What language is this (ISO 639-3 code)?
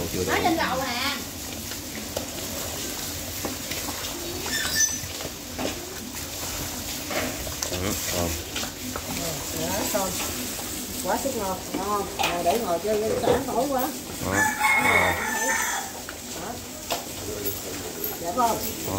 vie